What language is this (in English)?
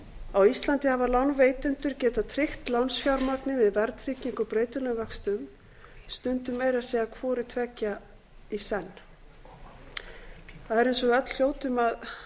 Icelandic